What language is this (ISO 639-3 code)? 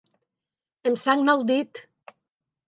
cat